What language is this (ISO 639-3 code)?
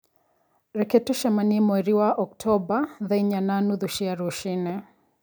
kik